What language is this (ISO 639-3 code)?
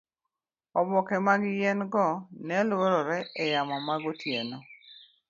luo